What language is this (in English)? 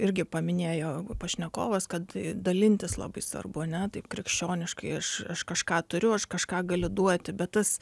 Lithuanian